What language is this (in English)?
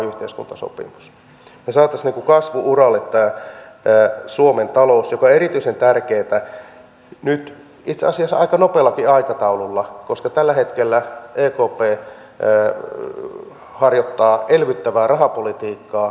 Finnish